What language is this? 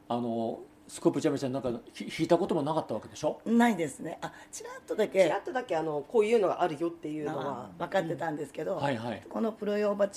Japanese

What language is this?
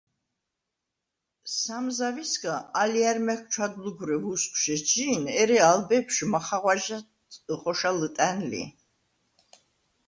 Svan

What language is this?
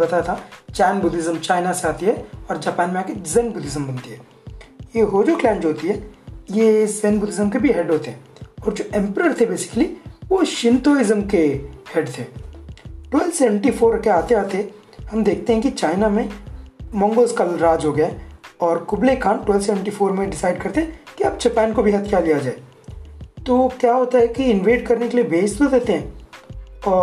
Hindi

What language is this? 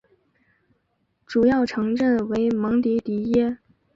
Chinese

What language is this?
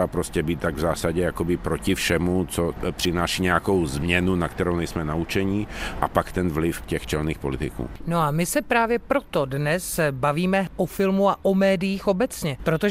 Czech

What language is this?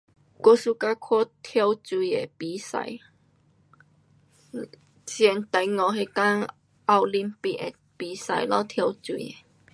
Pu-Xian Chinese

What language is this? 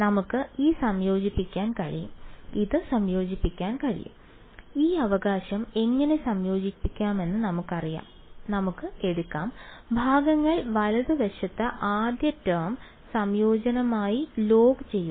Malayalam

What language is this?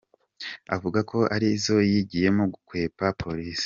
Kinyarwanda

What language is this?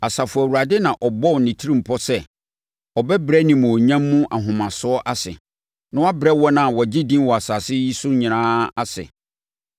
Akan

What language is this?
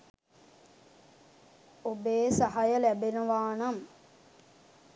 Sinhala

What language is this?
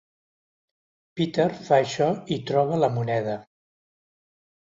Catalan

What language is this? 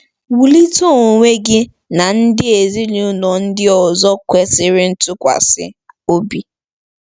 Igbo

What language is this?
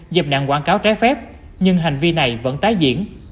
Vietnamese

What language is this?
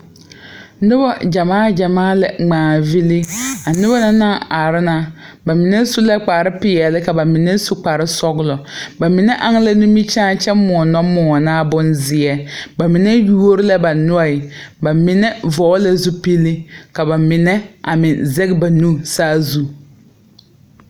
Southern Dagaare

